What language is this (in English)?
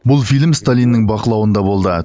Kazakh